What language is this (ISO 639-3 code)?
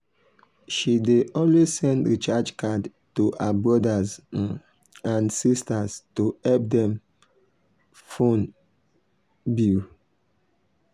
pcm